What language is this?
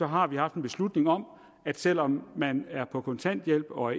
Danish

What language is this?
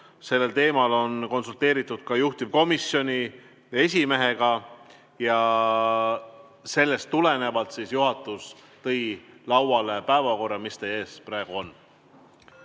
Estonian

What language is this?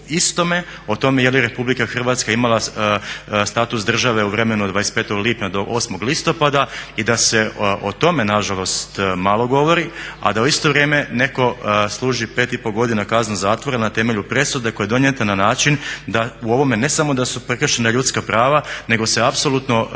Croatian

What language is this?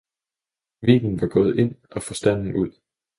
Danish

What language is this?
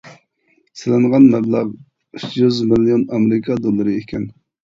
Uyghur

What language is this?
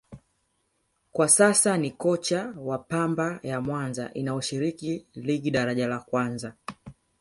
Swahili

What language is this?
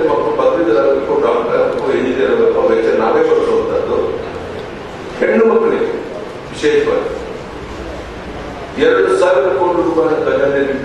Turkish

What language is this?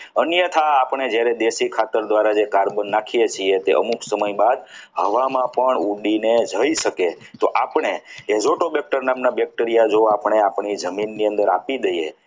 Gujarati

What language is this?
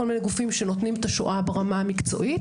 Hebrew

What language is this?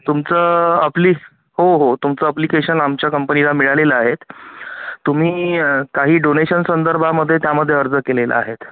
Marathi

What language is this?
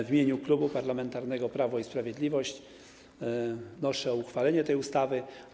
Polish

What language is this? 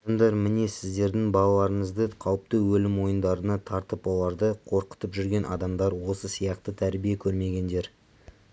Kazakh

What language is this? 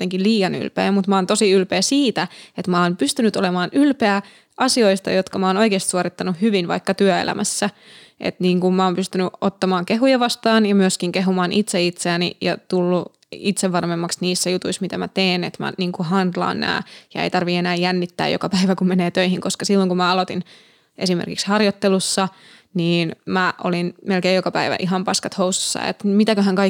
Finnish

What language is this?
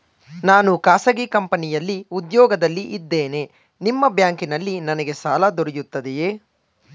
Kannada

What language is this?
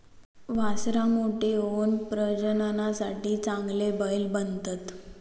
Marathi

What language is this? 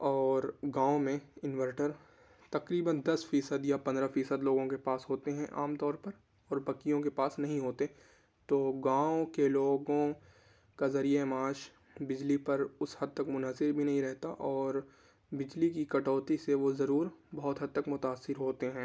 Urdu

